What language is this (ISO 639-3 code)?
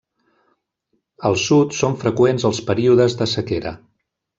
cat